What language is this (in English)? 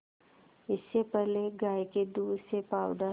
Hindi